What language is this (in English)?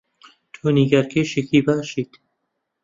Central Kurdish